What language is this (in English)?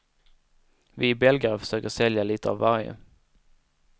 Swedish